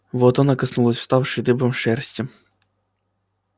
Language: Russian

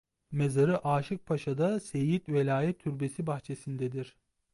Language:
Turkish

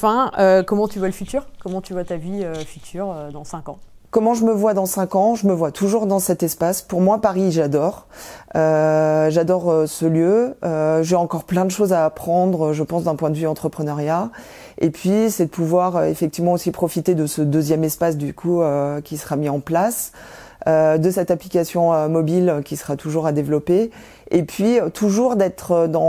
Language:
French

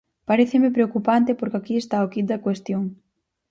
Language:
Galician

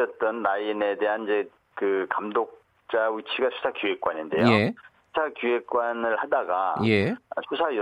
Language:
Korean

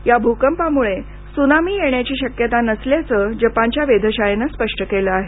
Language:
Marathi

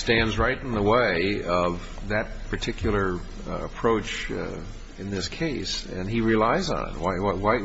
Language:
English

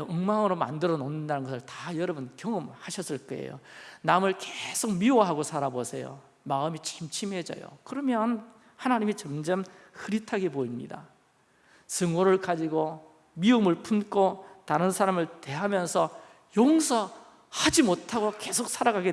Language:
Korean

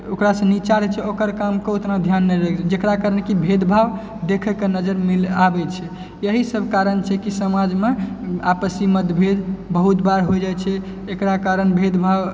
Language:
Maithili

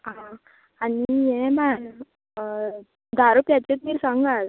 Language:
Konkani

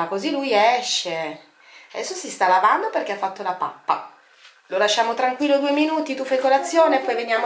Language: Italian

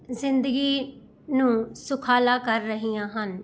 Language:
Punjabi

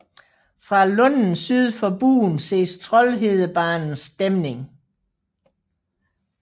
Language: Danish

